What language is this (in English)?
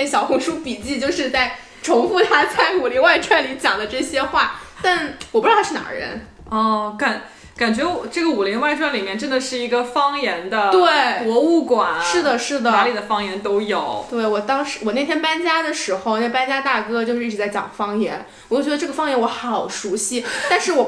Chinese